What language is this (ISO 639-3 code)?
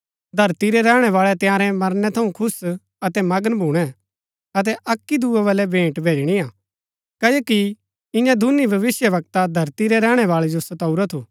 gbk